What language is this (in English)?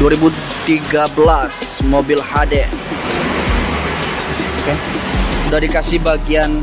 Indonesian